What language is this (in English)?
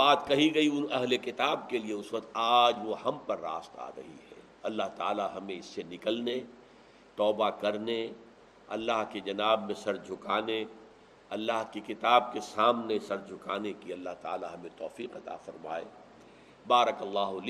Urdu